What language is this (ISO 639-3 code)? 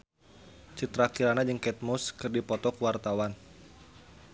sun